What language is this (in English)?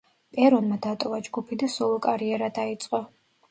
Georgian